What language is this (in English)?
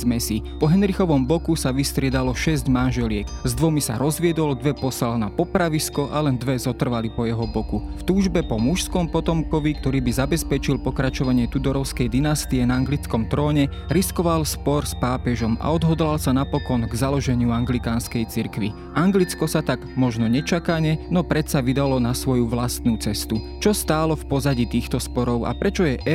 Slovak